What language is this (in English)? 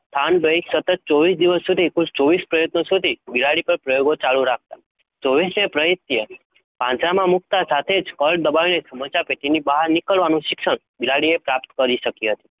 Gujarati